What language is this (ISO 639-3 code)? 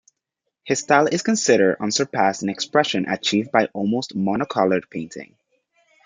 eng